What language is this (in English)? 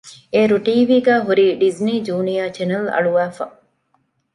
Divehi